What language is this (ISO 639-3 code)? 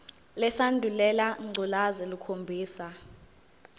zul